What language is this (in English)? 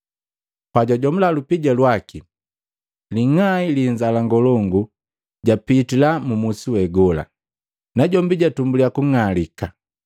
Matengo